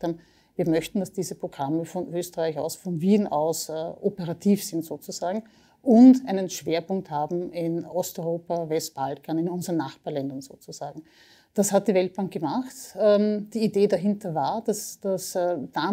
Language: German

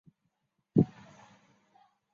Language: Chinese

